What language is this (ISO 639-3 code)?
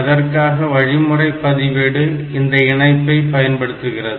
tam